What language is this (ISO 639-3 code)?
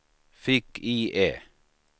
swe